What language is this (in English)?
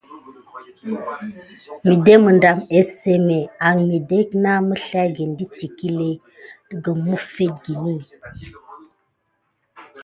Gidar